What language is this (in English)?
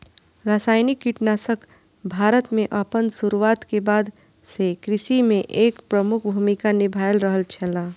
Maithili